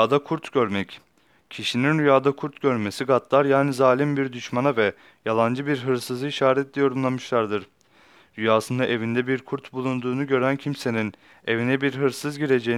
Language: Turkish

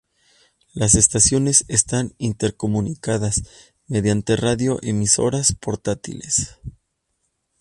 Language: Spanish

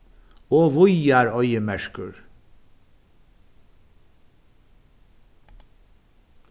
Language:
Faroese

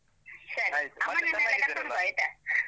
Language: Kannada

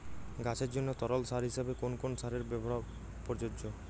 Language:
Bangla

